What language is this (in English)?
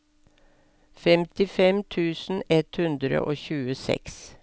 Norwegian